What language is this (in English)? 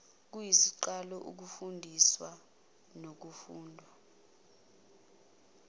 Zulu